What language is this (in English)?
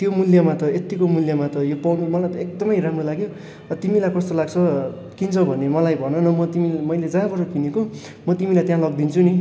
Nepali